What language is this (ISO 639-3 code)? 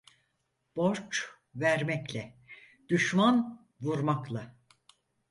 tur